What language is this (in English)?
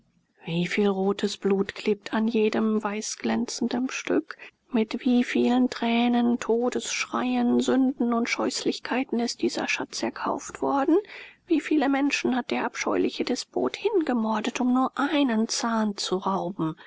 German